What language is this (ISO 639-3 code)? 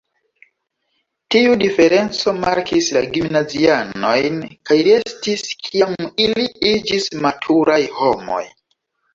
epo